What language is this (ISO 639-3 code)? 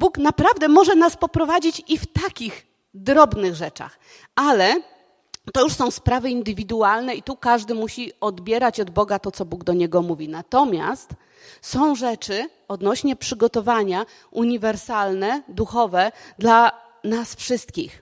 pol